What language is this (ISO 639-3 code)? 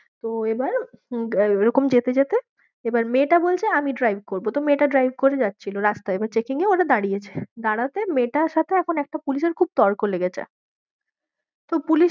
ben